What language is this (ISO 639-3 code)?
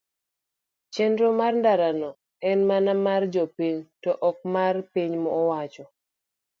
luo